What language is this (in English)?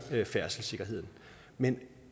Danish